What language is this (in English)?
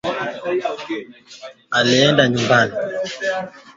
Swahili